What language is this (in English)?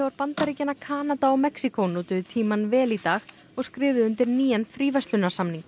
Icelandic